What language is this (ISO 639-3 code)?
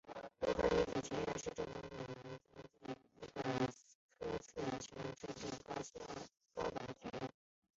zho